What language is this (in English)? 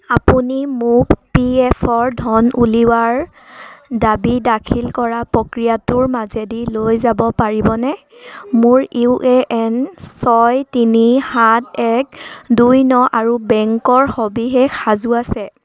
Assamese